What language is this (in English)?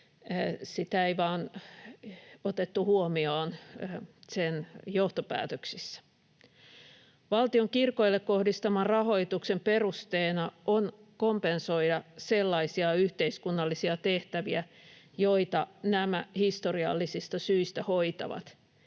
Finnish